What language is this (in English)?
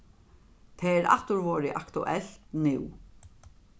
Faroese